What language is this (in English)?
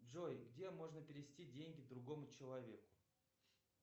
Russian